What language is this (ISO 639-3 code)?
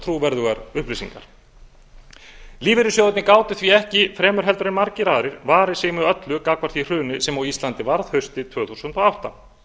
isl